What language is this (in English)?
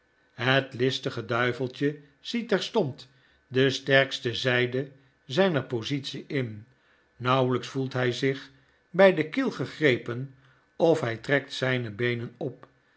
Dutch